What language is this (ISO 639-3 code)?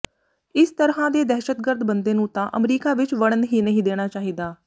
pan